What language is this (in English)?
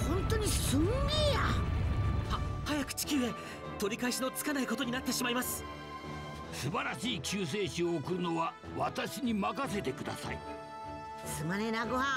Japanese